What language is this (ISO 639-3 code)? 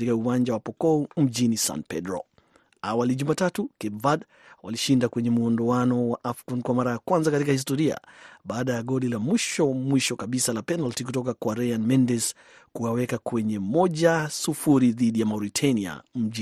swa